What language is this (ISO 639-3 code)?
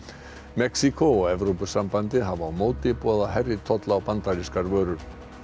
isl